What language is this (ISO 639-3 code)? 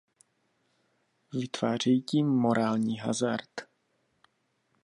ces